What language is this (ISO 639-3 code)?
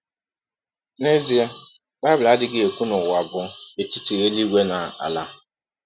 ibo